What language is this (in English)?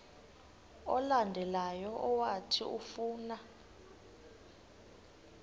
Xhosa